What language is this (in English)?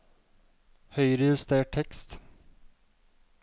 Norwegian